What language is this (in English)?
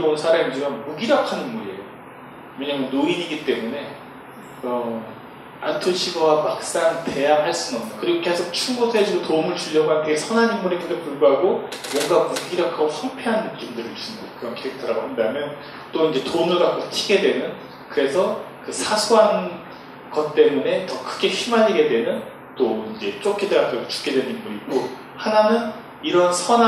Korean